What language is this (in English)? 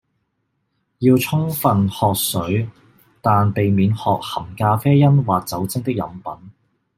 Cantonese